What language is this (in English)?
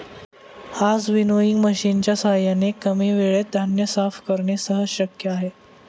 Marathi